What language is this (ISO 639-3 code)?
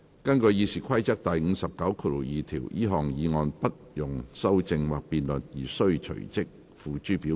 yue